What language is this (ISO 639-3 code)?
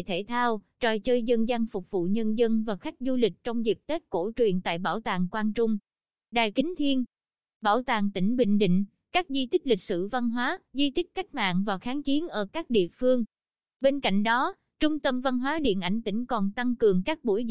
vie